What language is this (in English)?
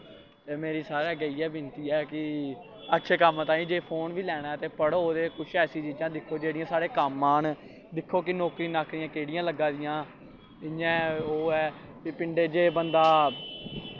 Dogri